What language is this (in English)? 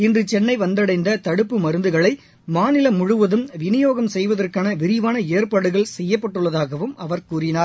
Tamil